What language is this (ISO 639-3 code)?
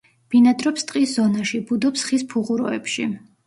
kat